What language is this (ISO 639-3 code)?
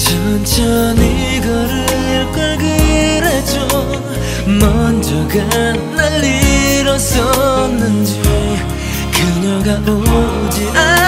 kor